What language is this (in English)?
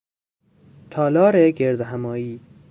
Persian